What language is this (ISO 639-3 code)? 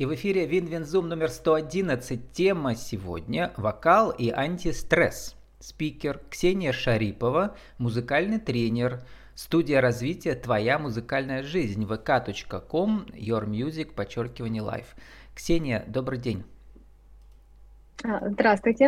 rus